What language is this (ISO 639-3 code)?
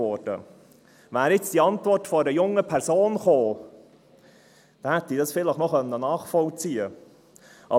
gsw